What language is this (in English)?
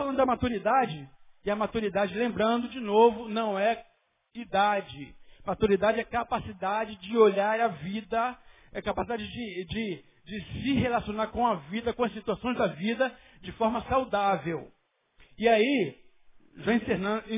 Portuguese